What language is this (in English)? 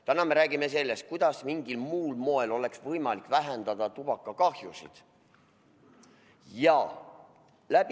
Estonian